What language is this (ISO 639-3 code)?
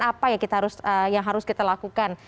ind